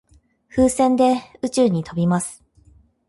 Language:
Japanese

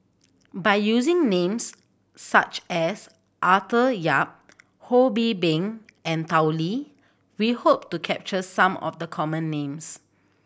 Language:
English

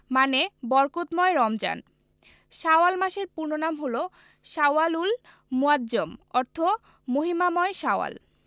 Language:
Bangla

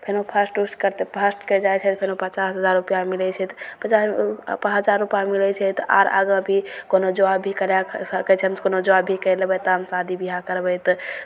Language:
Maithili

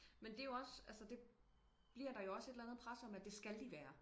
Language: Danish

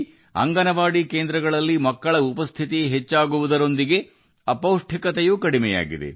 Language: Kannada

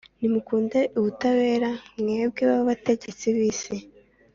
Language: Kinyarwanda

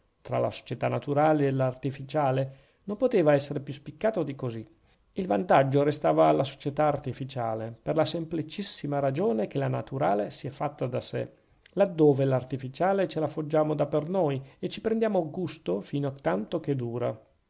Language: Italian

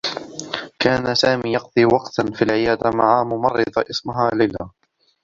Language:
Arabic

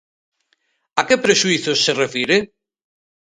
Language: Galician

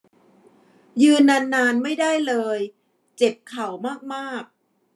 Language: Thai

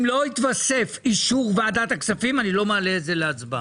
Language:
Hebrew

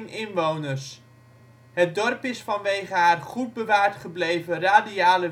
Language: Dutch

